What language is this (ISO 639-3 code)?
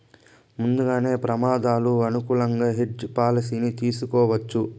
tel